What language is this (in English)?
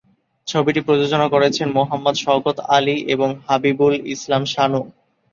Bangla